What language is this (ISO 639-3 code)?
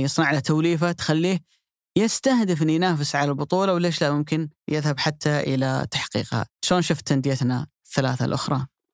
ara